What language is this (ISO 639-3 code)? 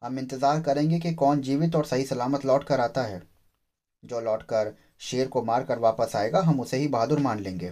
hin